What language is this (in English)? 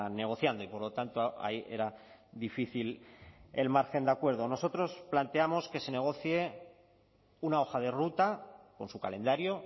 Spanish